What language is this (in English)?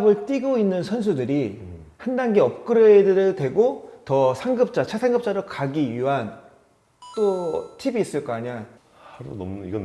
Korean